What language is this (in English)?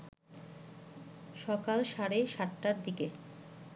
Bangla